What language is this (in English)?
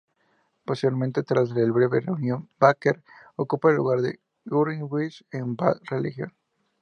Spanish